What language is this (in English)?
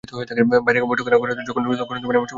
Bangla